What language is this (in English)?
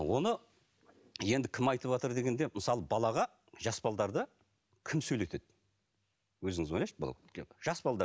Kazakh